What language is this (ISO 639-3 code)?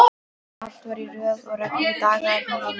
isl